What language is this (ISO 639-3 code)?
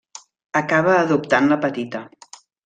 cat